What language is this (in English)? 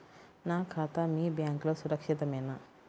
Telugu